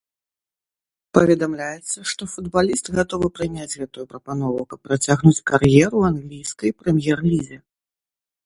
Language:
Belarusian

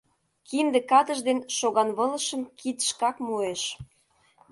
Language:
Mari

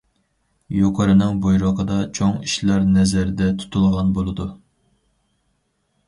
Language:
Uyghur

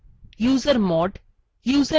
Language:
Bangla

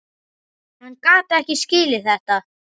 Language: Icelandic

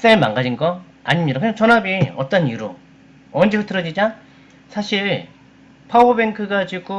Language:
Korean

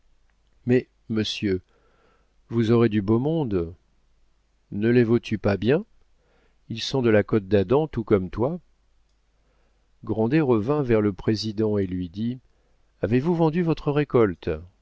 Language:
French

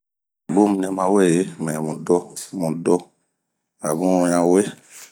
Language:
Bomu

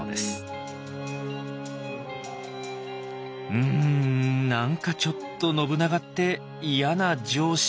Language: Japanese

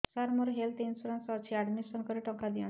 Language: Odia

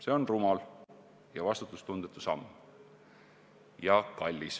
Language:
Estonian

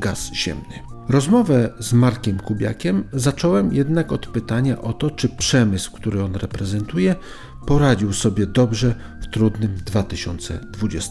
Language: Polish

